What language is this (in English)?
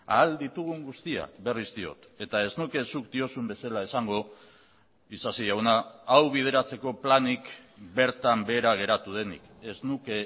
Basque